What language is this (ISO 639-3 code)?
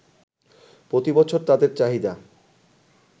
ben